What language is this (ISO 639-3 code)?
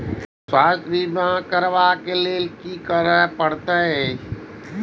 mai